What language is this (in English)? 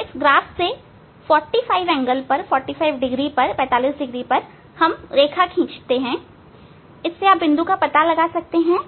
Hindi